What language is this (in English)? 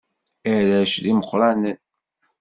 Kabyle